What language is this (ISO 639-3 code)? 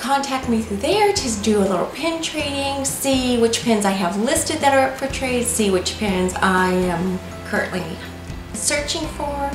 eng